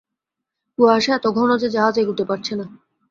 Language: Bangla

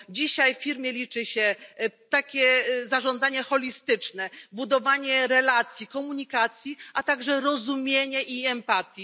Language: Polish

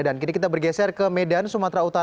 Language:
Indonesian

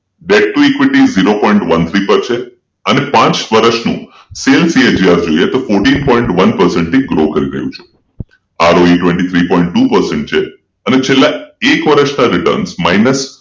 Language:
Gujarati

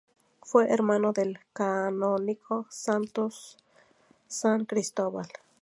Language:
Spanish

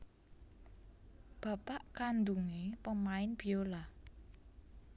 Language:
Javanese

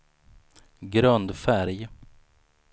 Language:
Swedish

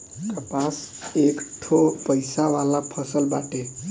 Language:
Bhojpuri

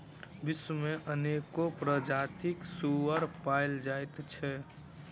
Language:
Maithili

